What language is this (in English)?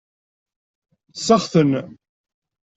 Kabyle